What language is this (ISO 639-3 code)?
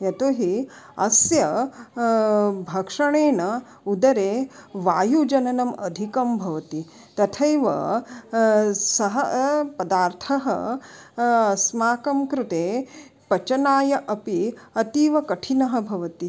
san